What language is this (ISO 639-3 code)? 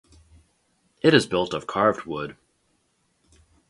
eng